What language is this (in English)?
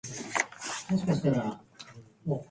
Japanese